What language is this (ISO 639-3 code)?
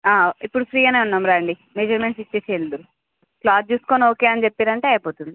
tel